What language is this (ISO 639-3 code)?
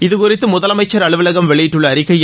tam